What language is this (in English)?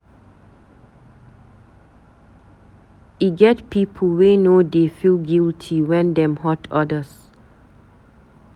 Nigerian Pidgin